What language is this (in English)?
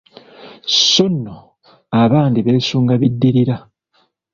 Ganda